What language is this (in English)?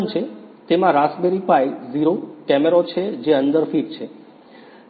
Gujarati